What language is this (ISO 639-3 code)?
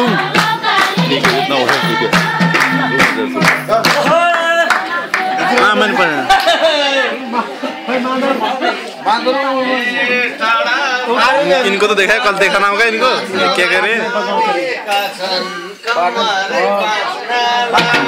ara